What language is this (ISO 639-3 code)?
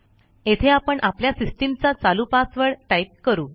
mar